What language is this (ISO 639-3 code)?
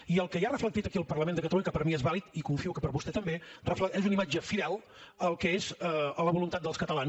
cat